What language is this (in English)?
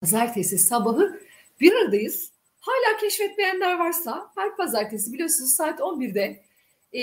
Turkish